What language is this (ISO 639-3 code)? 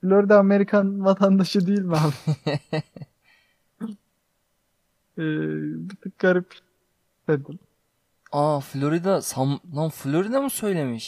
tur